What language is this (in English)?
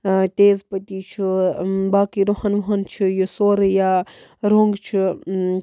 Kashmiri